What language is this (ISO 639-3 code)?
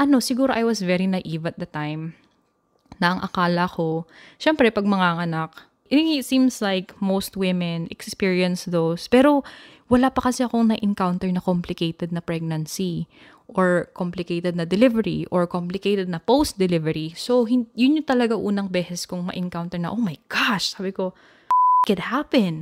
fil